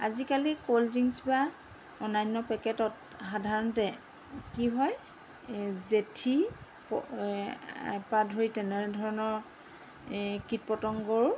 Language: Assamese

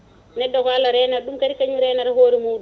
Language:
Fula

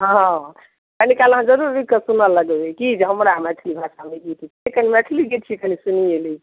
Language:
Maithili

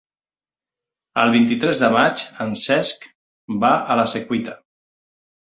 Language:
Catalan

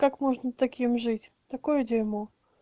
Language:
Russian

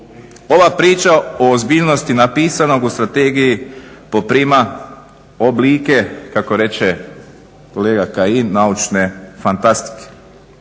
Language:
Croatian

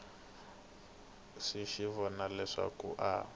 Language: Tsonga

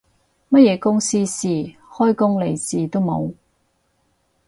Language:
Cantonese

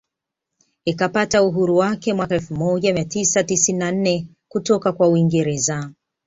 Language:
Swahili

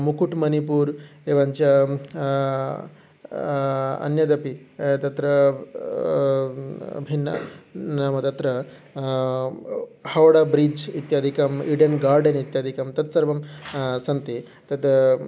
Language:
Sanskrit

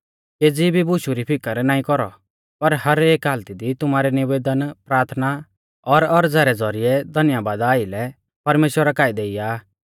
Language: Mahasu Pahari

